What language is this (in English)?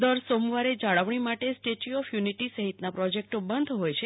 Gujarati